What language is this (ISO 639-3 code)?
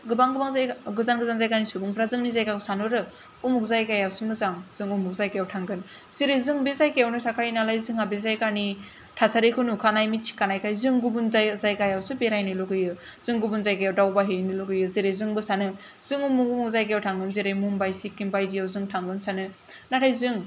brx